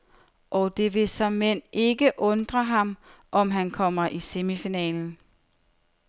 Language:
Danish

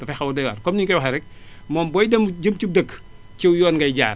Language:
Wolof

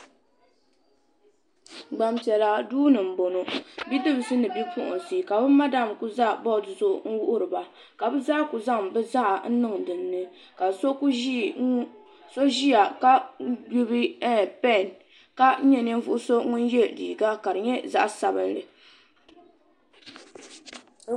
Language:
Dagbani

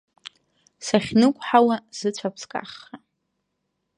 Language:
Abkhazian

